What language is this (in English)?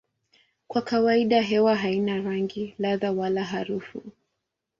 Swahili